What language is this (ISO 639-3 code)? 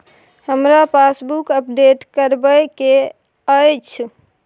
mai